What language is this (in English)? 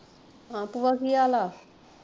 Punjabi